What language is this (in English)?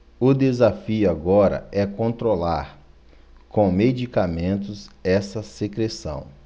Portuguese